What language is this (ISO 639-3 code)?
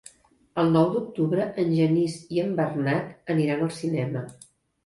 cat